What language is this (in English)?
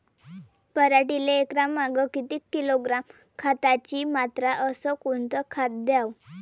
Marathi